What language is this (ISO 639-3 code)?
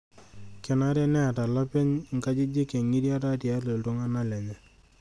mas